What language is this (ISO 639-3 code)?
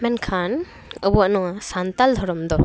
sat